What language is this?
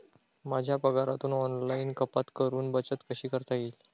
Marathi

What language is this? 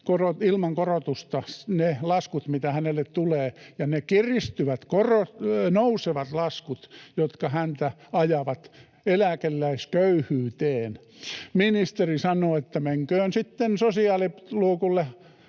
Finnish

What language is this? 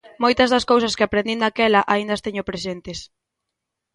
Galician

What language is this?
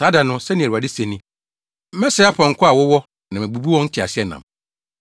Akan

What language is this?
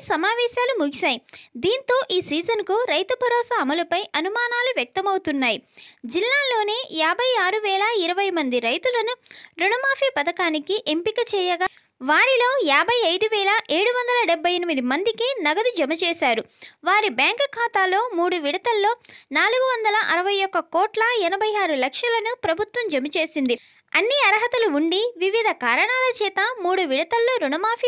Telugu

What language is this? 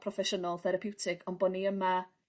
Welsh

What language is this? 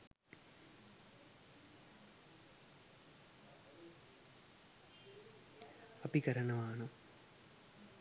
Sinhala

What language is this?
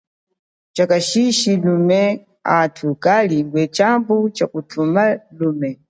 Chokwe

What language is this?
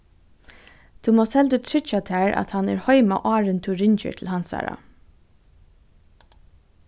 Faroese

